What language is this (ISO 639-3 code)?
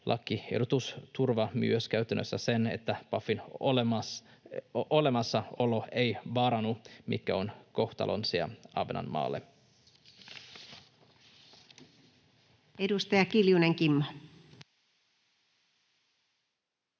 fin